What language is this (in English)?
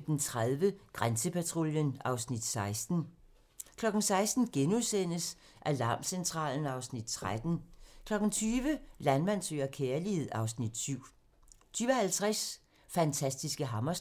Danish